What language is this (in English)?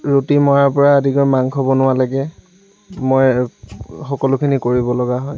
Assamese